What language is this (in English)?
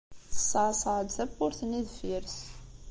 Kabyle